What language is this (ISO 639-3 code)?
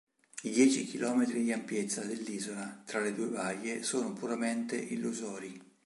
ita